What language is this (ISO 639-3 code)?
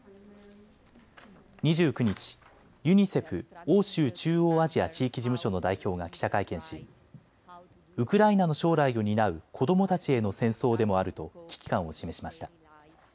jpn